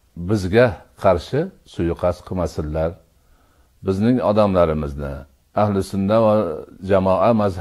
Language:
Turkish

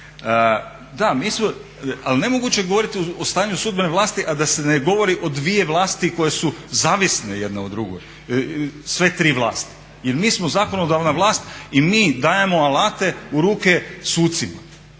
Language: Croatian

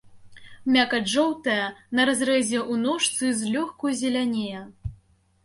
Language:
Belarusian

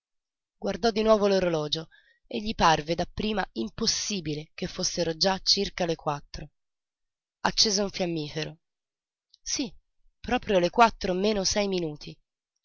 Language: Italian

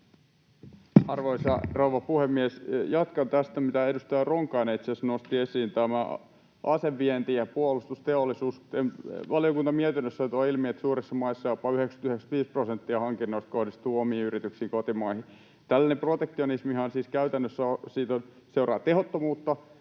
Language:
Finnish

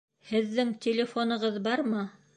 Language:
Bashkir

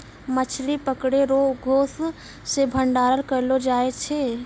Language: Maithili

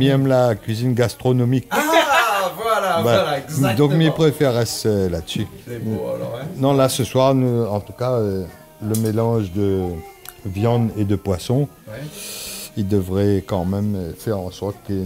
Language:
French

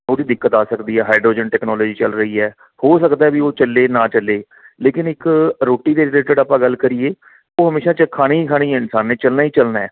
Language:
Punjabi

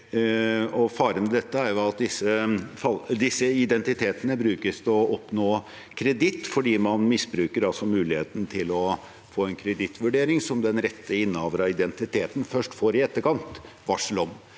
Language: Norwegian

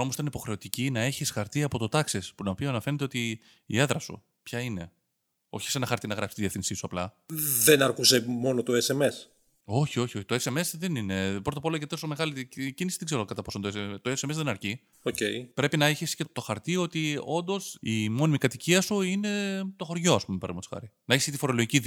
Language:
Greek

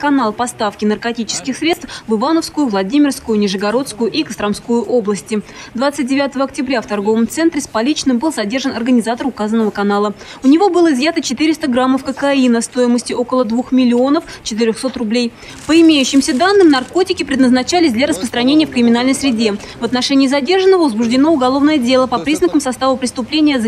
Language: Russian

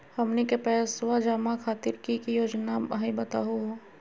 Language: Magahi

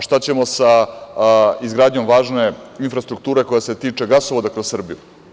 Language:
Serbian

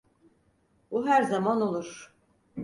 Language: Turkish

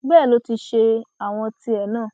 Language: Yoruba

